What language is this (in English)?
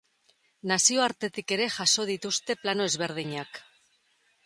Basque